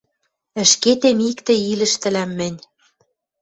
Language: Western Mari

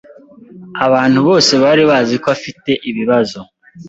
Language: Kinyarwanda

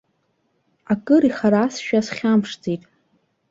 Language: Abkhazian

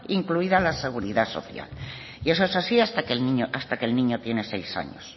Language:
Spanish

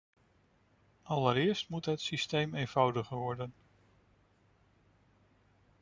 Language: Dutch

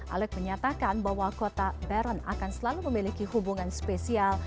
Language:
Indonesian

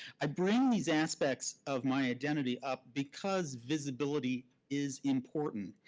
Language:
English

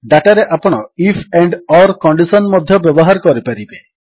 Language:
Odia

